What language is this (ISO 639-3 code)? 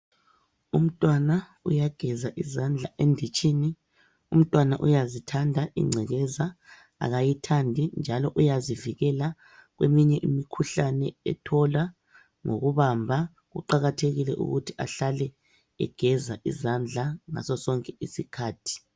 nde